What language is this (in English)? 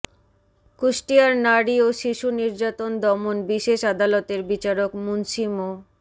Bangla